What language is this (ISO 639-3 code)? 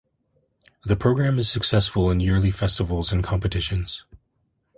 eng